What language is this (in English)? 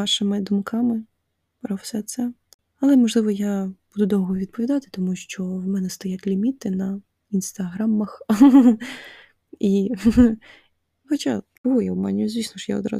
Ukrainian